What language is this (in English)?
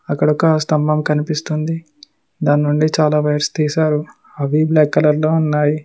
Telugu